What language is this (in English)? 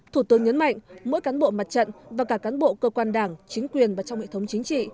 Vietnamese